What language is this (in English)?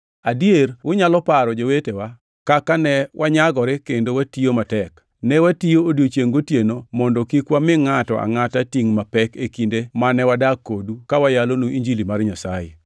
Luo (Kenya and Tanzania)